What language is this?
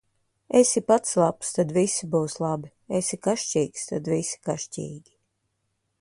Latvian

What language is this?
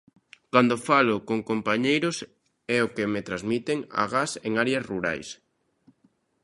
Galician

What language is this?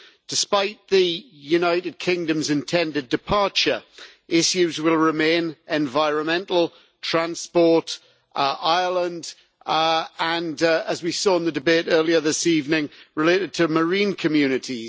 English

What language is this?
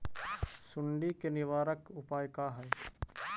Magahi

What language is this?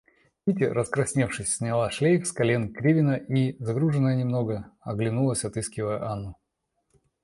Russian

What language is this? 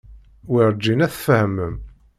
Kabyle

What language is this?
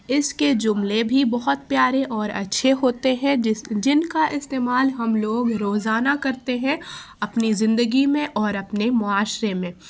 Urdu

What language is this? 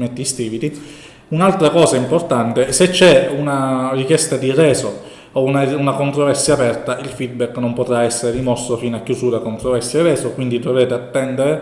Italian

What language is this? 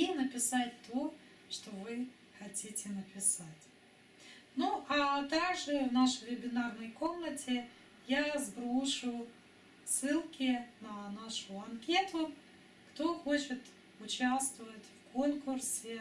Russian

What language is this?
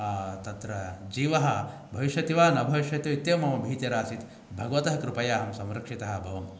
Sanskrit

